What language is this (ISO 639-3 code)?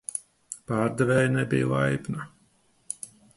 lav